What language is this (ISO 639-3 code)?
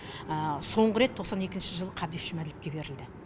kaz